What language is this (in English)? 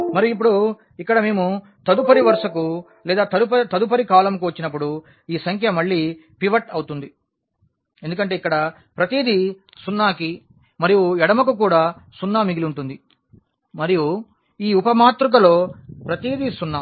Telugu